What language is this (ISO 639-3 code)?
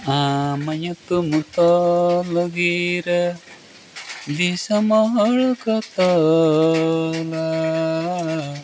sat